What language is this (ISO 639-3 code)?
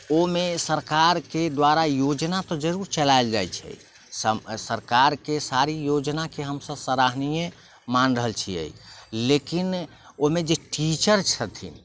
mai